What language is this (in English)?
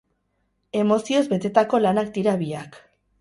Basque